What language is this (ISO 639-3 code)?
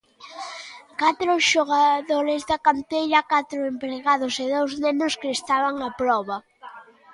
glg